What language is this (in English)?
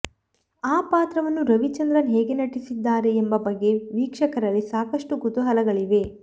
Kannada